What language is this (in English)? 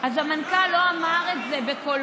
Hebrew